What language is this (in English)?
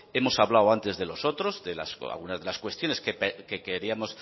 Spanish